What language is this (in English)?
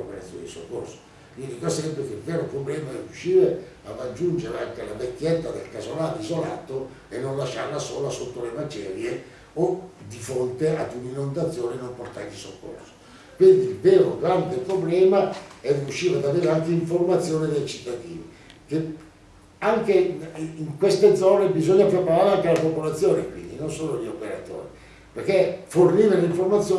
Italian